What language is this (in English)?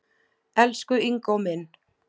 Icelandic